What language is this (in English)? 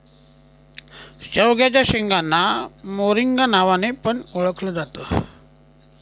Marathi